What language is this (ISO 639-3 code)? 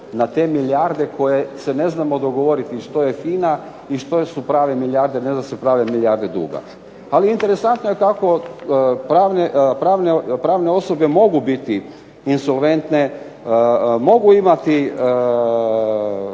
hrv